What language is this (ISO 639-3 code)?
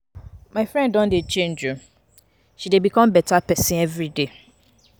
pcm